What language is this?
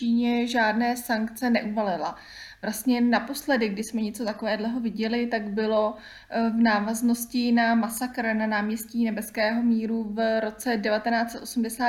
Czech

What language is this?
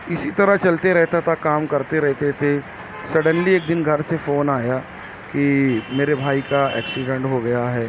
Urdu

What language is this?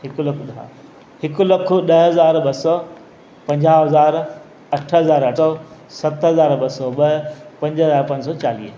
Sindhi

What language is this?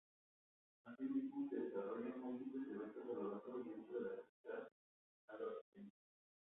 Spanish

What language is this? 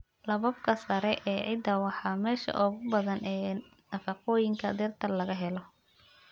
Somali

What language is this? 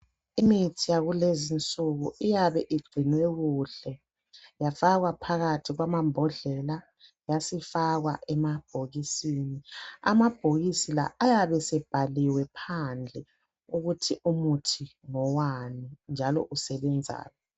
North Ndebele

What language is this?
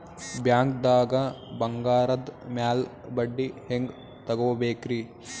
Kannada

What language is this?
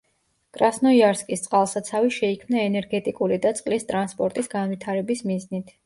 Georgian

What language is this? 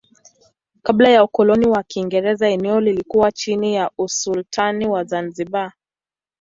Swahili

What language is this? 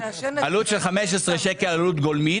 Hebrew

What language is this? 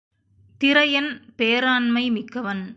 Tamil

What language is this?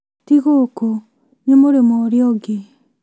Kikuyu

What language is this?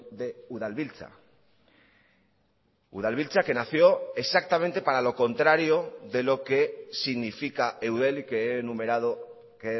Spanish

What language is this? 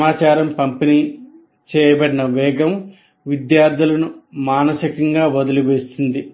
Telugu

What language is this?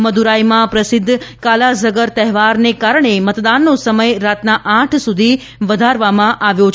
Gujarati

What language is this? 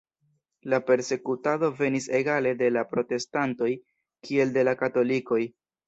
Esperanto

